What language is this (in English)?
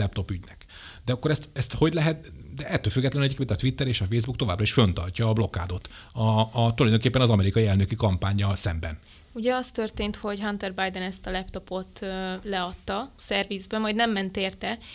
Hungarian